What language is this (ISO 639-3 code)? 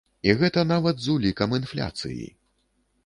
bel